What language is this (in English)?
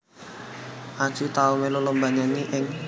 Javanese